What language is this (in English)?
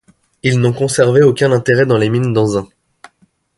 French